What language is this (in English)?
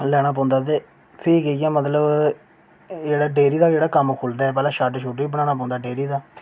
Dogri